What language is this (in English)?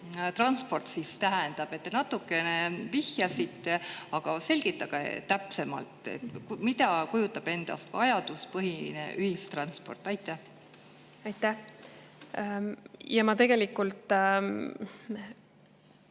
Estonian